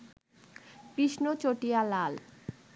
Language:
Bangla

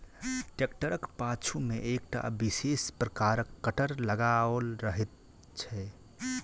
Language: Maithili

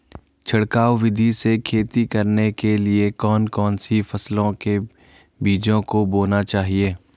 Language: Hindi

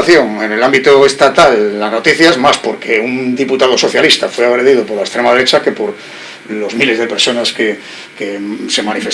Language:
Spanish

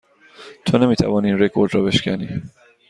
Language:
Persian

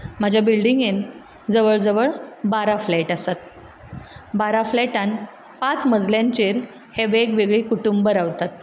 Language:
Konkani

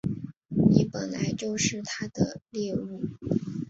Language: Chinese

